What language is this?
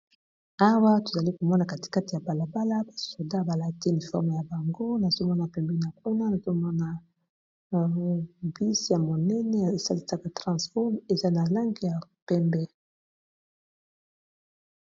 Lingala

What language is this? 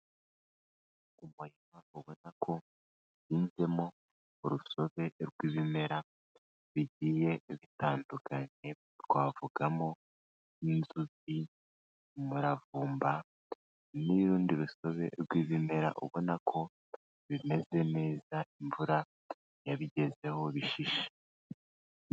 Kinyarwanda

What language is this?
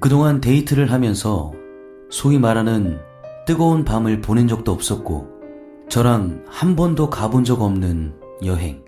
Korean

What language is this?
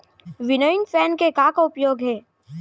Chhattisgarhi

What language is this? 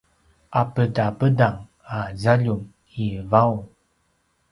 Paiwan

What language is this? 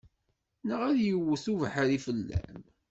Kabyle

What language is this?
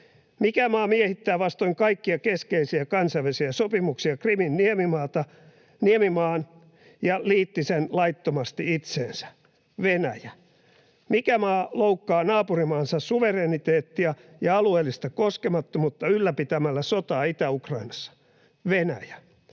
Finnish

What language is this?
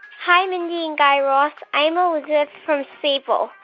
English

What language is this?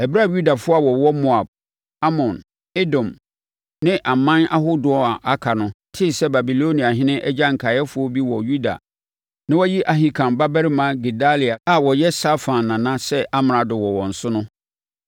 Akan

